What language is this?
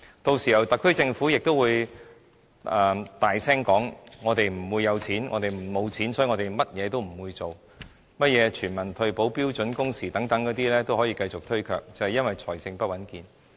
Cantonese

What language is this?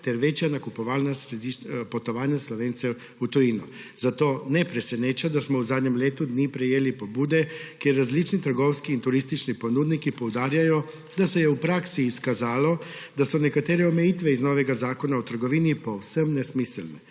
Slovenian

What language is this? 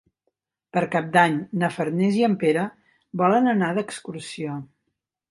Catalan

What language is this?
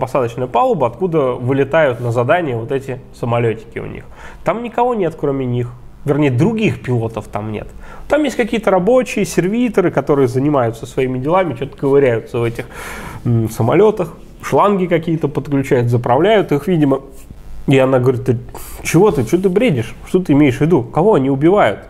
Russian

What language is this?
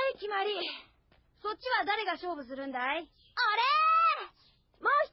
Japanese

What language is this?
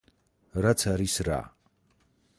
Georgian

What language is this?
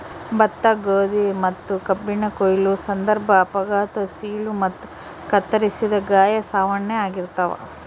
Kannada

